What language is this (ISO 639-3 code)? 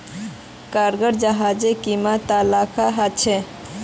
mag